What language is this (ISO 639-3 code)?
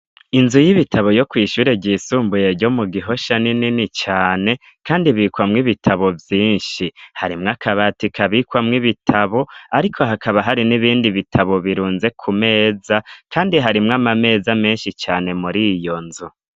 run